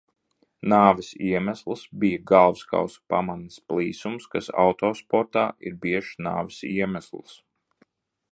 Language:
Latvian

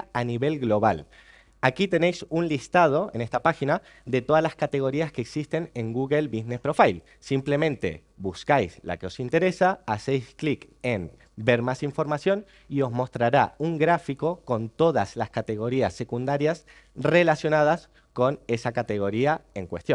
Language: Spanish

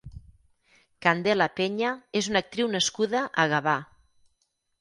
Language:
Catalan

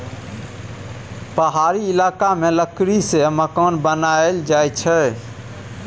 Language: Maithili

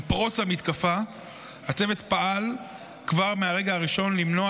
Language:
Hebrew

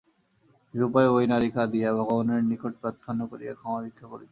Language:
Bangla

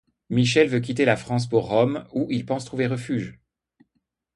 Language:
French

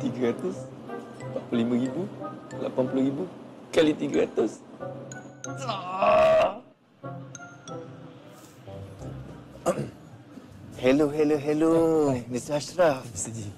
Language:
Malay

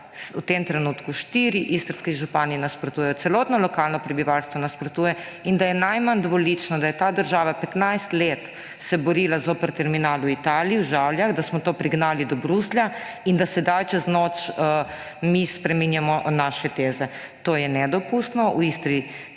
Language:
Slovenian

